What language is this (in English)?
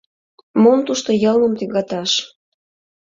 Mari